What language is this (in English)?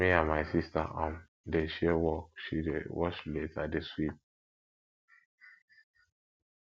Nigerian Pidgin